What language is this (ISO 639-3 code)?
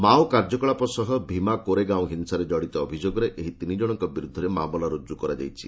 ori